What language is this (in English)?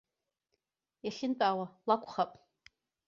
Abkhazian